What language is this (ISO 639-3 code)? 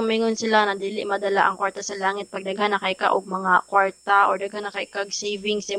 fil